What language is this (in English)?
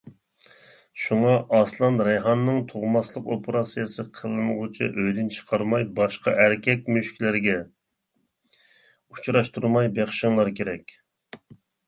Uyghur